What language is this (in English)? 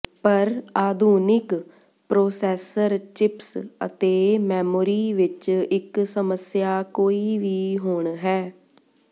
Punjabi